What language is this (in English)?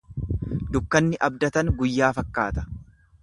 Oromo